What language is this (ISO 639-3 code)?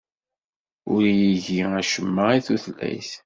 kab